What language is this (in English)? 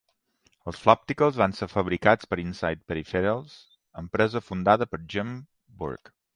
Catalan